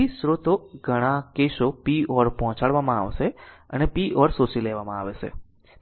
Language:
Gujarati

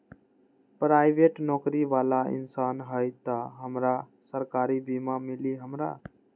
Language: Magahi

